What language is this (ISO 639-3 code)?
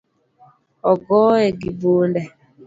luo